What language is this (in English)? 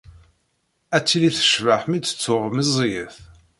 Kabyle